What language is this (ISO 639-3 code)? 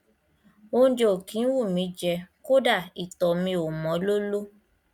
yor